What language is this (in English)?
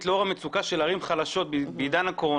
Hebrew